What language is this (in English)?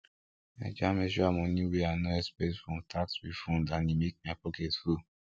Nigerian Pidgin